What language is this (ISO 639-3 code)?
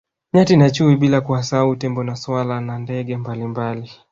swa